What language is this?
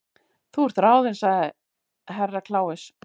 Icelandic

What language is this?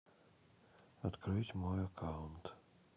Russian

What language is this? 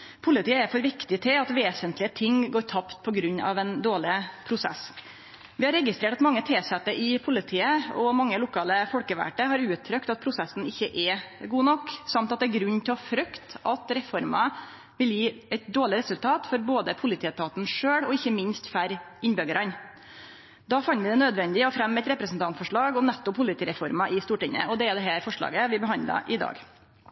Norwegian Nynorsk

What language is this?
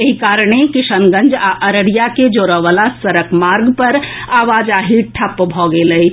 Maithili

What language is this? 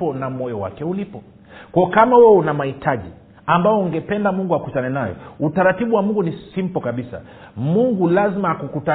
Swahili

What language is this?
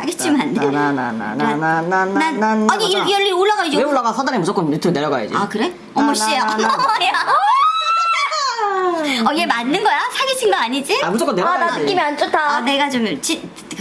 Korean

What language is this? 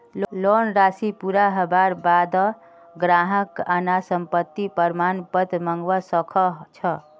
Magahi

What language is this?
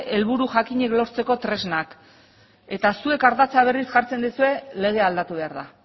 Basque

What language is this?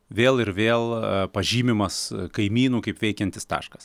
Lithuanian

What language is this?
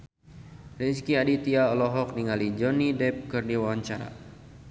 Sundanese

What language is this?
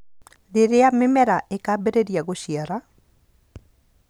Kikuyu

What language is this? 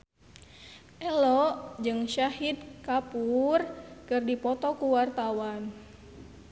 Sundanese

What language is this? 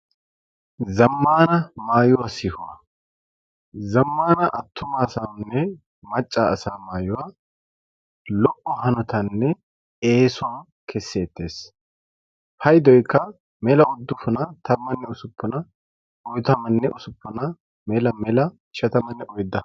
Wolaytta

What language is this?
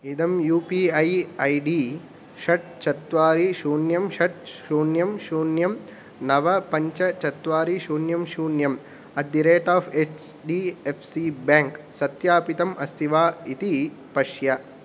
Sanskrit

